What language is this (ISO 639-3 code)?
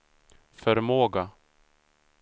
swe